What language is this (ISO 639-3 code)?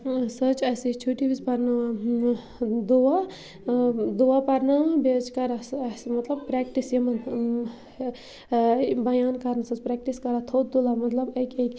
kas